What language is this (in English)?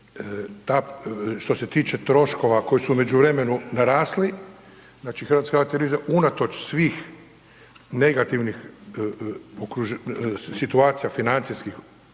Croatian